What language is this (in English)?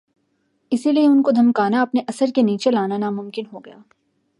Urdu